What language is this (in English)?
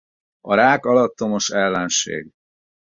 Hungarian